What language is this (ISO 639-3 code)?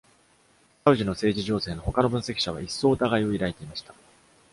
jpn